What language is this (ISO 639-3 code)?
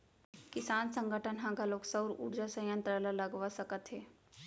hne